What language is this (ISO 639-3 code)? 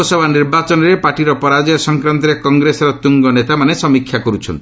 ori